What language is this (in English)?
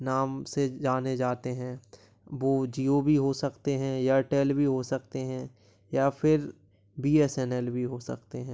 Hindi